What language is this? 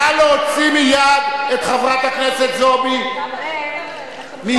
Hebrew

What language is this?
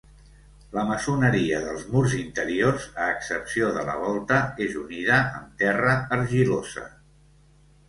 Catalan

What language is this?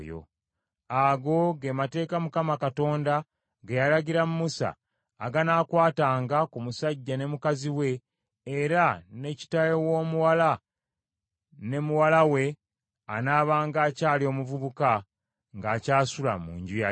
Ganda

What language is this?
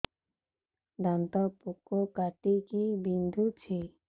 Odia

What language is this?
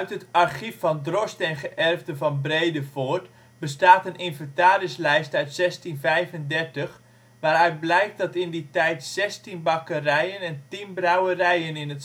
Dutch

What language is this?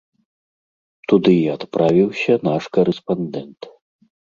Belarusian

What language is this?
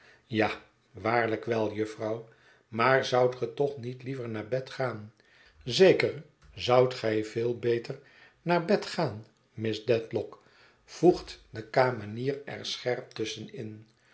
Dutch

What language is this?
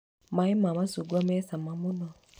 Kikuyu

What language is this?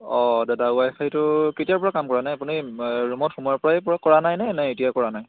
Assamese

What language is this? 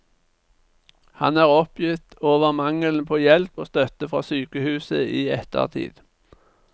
Norwegian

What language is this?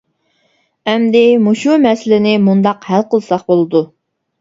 Uyghur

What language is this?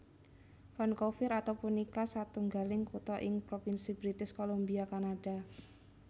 Javanese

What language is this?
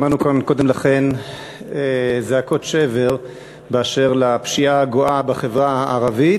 Hebrew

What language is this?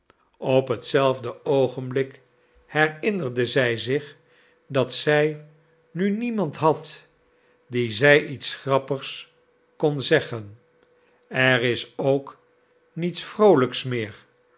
Dutch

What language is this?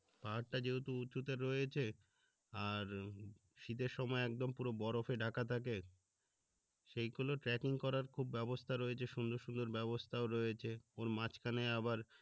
Bangla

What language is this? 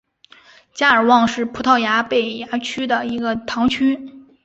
Chinese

